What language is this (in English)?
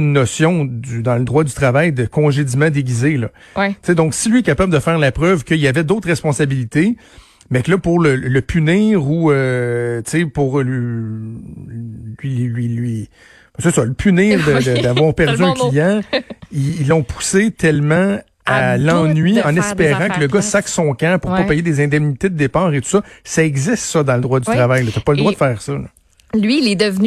French